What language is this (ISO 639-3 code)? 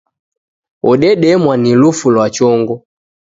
dav